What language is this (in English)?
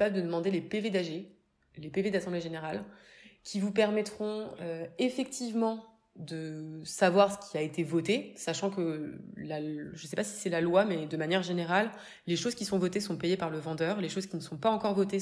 French